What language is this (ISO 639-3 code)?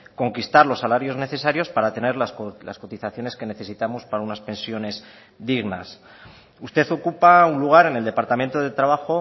spa